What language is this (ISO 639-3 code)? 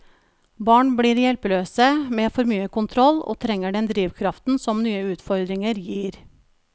nor